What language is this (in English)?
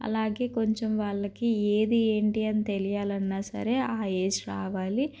Telugu